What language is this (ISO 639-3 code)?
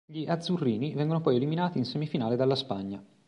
ita